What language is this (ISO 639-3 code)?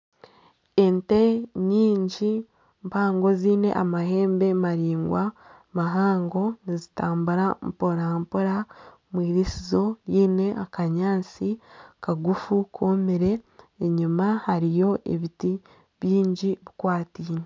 nyn